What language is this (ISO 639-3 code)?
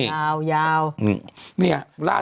tha